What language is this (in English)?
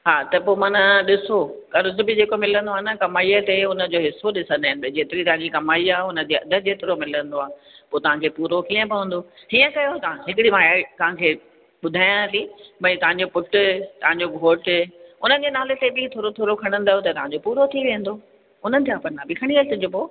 Sindhi